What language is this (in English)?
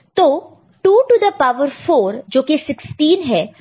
Hindi